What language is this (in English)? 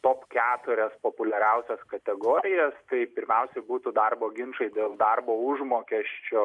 Lithuanian